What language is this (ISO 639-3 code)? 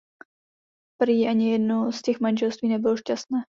ces